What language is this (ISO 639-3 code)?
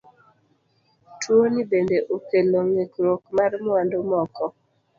luo